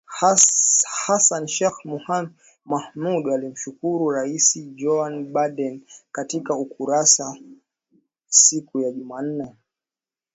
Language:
Swahili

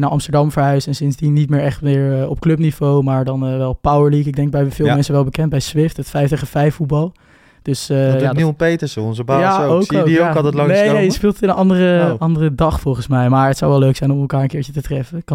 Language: Dutch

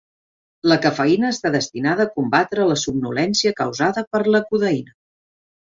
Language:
Catalan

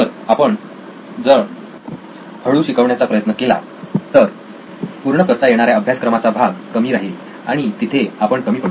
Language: Marathi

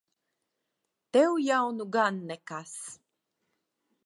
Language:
Latvian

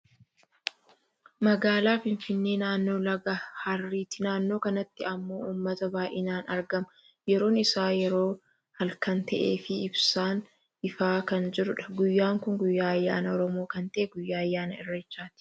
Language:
Oromo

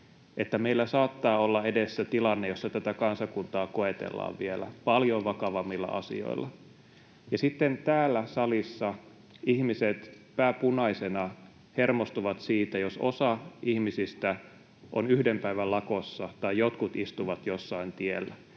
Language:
Finnish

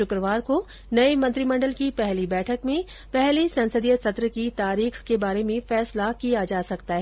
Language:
Hindi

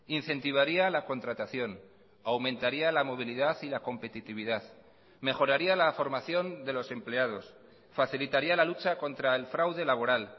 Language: Spanish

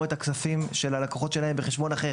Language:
Hebrew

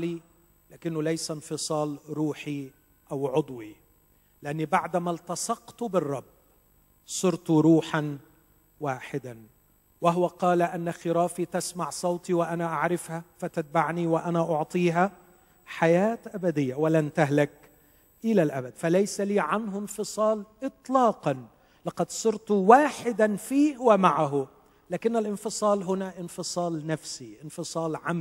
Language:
Arabic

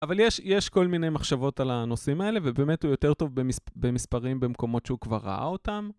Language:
Hebrew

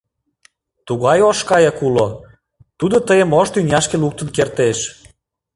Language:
Mari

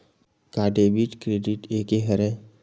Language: Chhattisgarhi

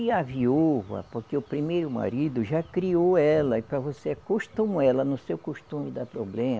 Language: Portuguese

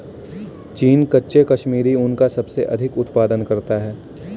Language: Hindi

